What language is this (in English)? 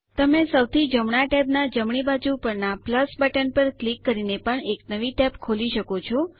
Gujarati